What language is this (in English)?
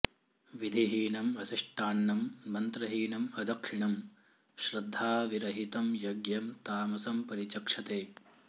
Sanskrit